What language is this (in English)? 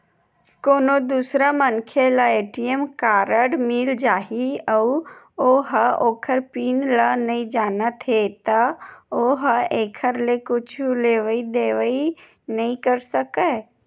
Chhattisgarhi